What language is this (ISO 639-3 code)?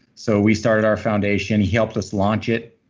eng